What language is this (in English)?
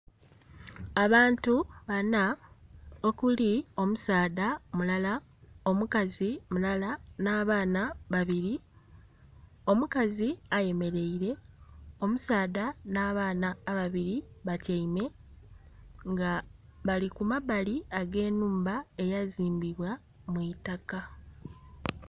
Soga